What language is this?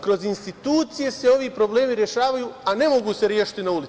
Serbian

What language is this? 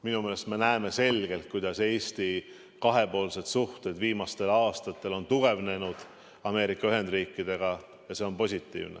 Estonian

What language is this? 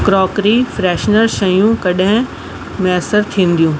Sindhi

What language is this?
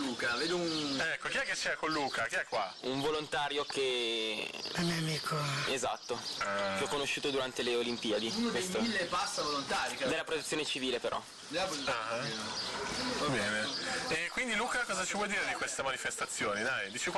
Italian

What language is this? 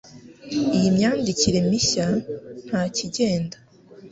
Kinyarwanda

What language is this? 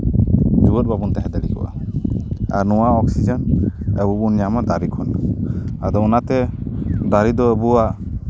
Santali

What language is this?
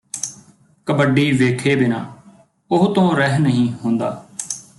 Punjabi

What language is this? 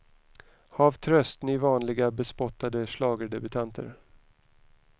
Swedish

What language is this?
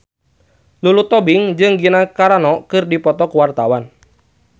Sundanese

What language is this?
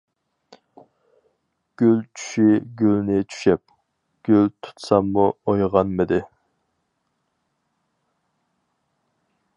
Uyghur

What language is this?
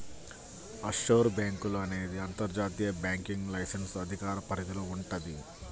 Telugu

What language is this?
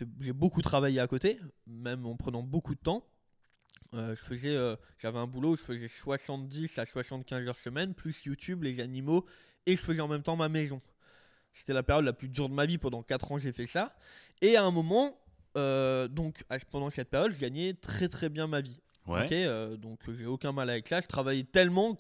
French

